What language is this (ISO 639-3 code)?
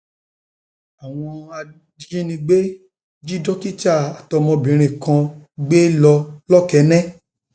yor